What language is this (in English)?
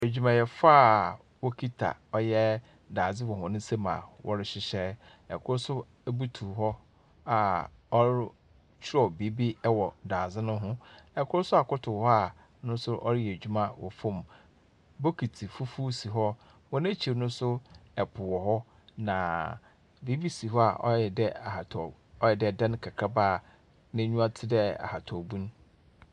Akan